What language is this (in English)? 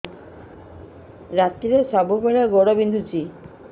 Odia